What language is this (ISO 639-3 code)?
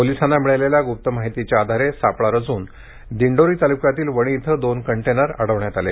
mar